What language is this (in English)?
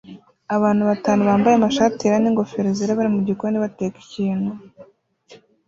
Kinyarwanda